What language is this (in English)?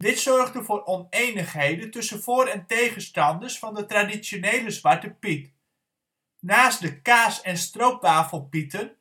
Dutch